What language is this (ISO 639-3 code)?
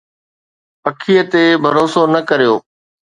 snd